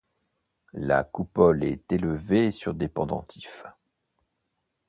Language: French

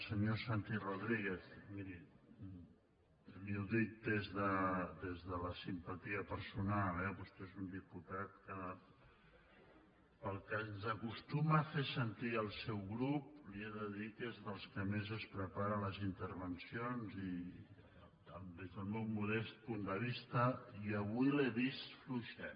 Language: Catalan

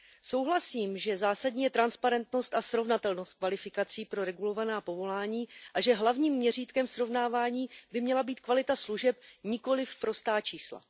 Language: Czech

